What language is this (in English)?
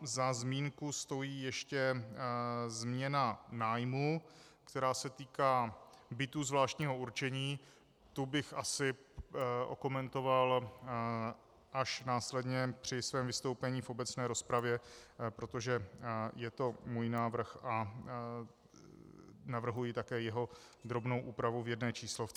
Czech